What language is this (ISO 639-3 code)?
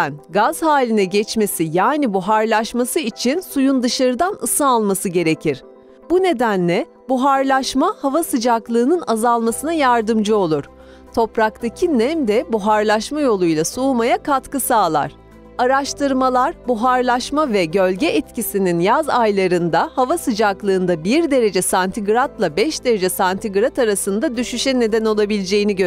tur